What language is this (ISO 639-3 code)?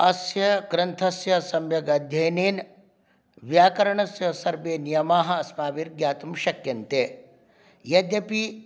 san